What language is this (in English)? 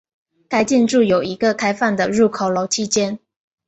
Chinese